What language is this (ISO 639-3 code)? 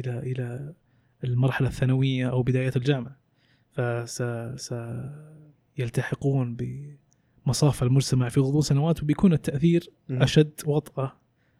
ara